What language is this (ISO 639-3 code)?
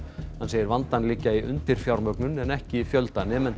isl